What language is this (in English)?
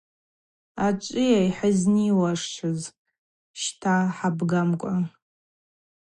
Abaza